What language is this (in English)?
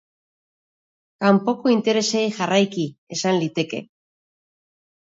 Basque